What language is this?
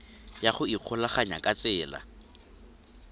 Tswana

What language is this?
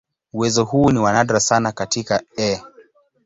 Swahili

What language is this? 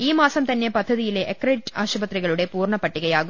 Malayalam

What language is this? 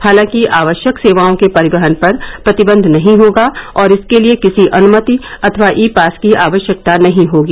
Hindi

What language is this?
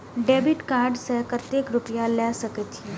Maithili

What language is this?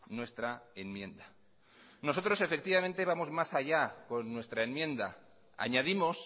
Spanish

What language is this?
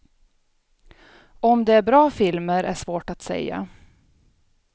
Swedish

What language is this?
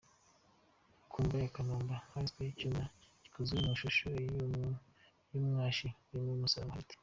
Kinyarwanda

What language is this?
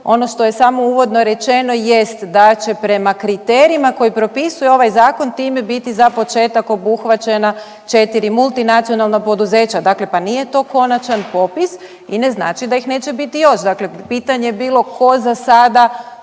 Croatian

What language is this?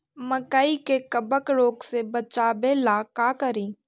Magahi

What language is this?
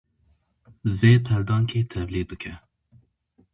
Kurdish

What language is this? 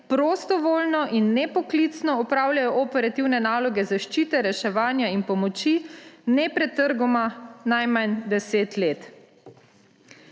Slovenian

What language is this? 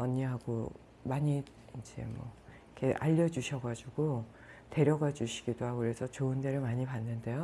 Korean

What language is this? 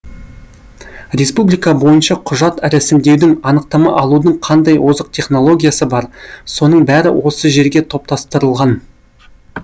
Kazakh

